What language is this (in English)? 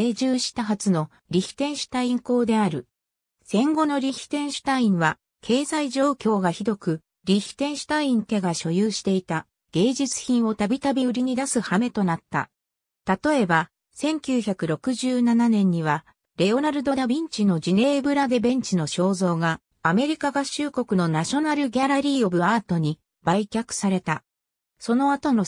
Japanese